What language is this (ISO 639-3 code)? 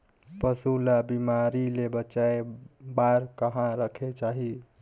hne